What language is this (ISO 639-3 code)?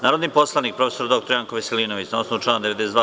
srp